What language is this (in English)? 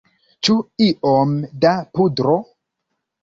Esperanto